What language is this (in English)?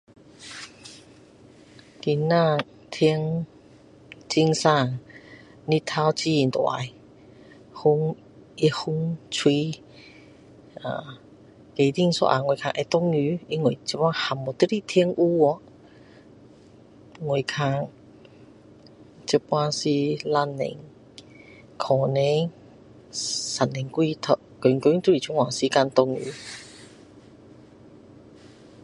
Min Dong Chinese